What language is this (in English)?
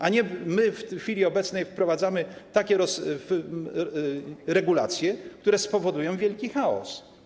Polish